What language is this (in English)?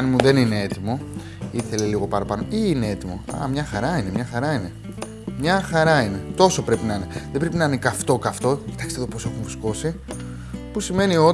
Greek